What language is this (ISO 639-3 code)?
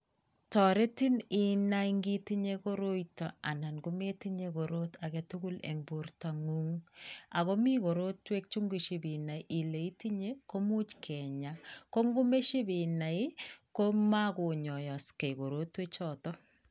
kln